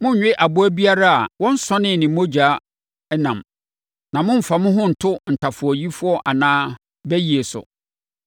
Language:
Akan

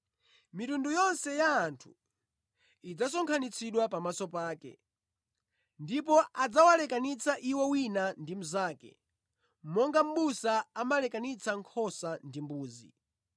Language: Nyanja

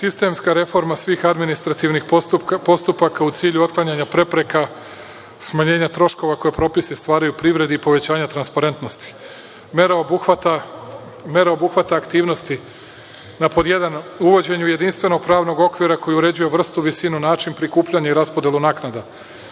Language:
Serbian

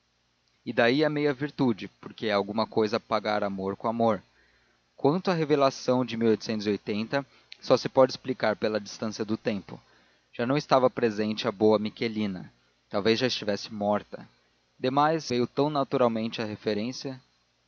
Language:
Portuguese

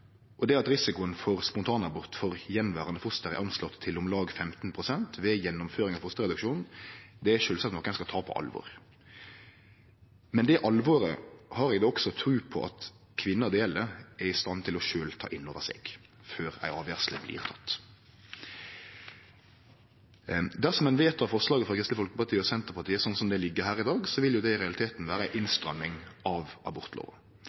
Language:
Norwegian Nynorsk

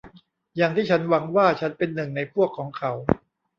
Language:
Thai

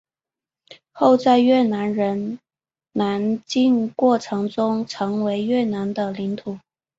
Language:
Chinese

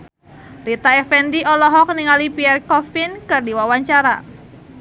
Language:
Sundanese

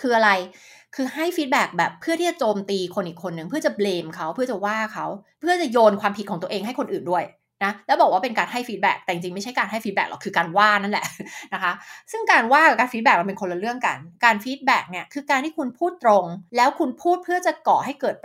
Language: Thai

